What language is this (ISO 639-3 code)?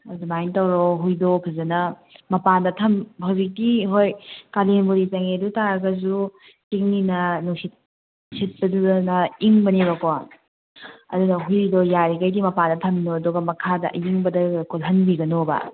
mni